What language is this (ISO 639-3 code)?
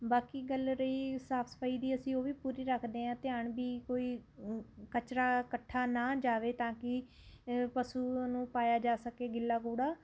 pan